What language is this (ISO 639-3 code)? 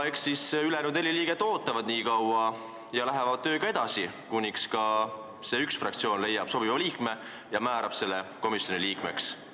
est